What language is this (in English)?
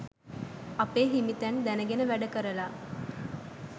Sinhala